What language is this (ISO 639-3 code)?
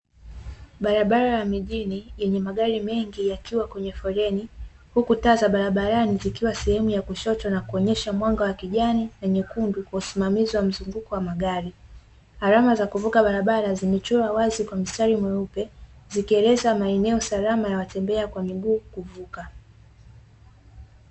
swa